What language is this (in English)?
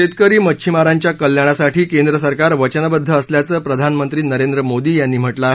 Marathi